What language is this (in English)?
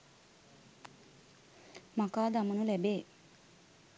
Sinhala